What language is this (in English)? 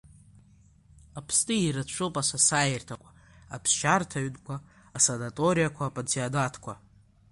Abkhazian